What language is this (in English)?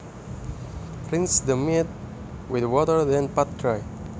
Javanese